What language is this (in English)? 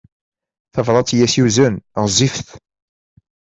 Kabyle